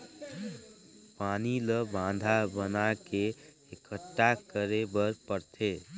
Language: Chhattisgarhi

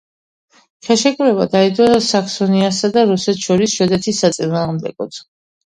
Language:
Georgian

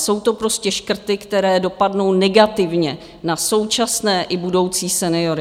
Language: Czech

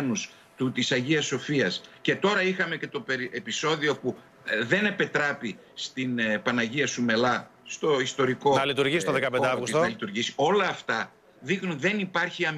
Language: Greek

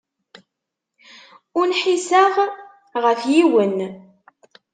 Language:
Kabyle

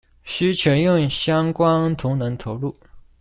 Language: Chinese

